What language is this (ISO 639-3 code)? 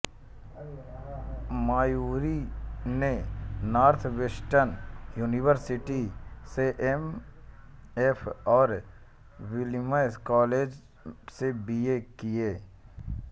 hin